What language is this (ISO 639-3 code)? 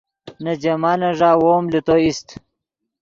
ydg